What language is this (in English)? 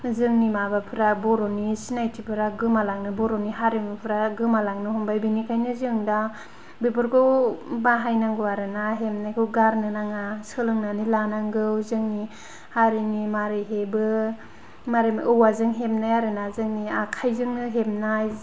Bodo